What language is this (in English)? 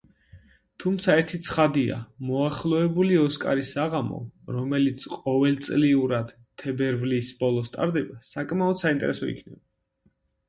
Georgian